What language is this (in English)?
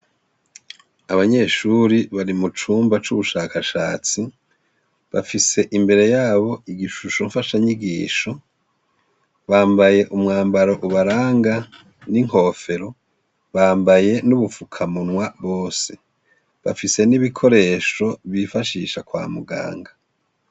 Rundi